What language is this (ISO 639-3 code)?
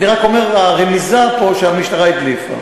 heb